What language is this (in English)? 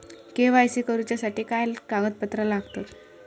Marathi